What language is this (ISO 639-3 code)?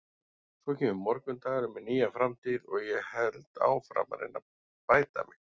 isl